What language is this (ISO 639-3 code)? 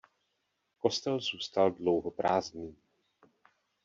ces